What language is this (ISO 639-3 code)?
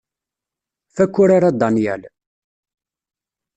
kab